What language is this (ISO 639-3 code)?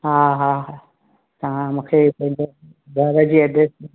snd